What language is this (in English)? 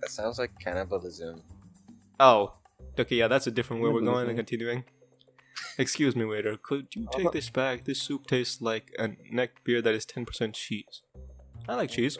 English